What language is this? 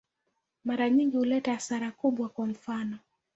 Swahili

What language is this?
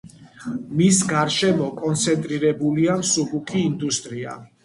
Georgian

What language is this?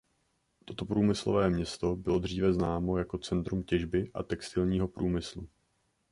Czech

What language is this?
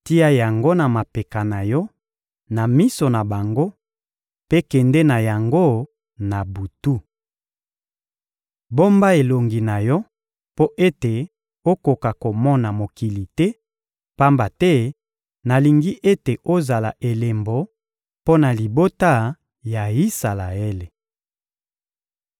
Lingala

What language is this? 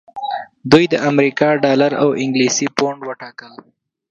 Pashto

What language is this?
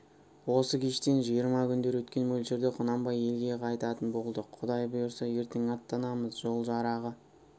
Kazakh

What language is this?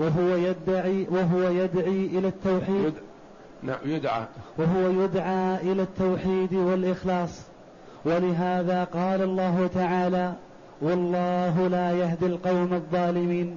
Arabic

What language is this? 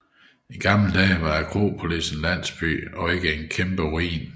Danish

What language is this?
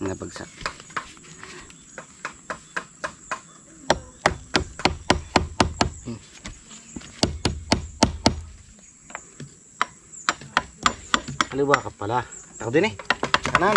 Filipino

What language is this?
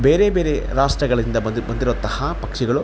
Kannada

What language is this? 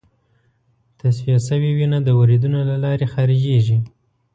Pashto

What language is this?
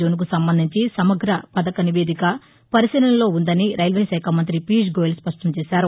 Telugu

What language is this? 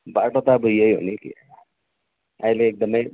Nepali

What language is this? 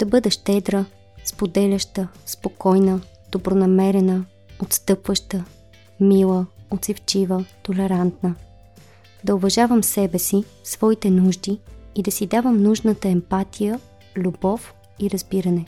Bulgarian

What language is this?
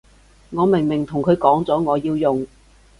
Cantonese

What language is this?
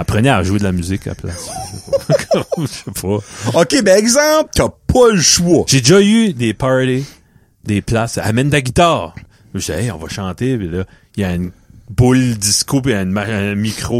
French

